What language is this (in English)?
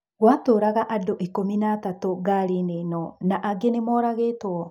Kikuyu